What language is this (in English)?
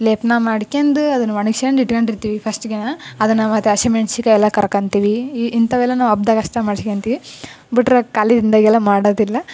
Kannada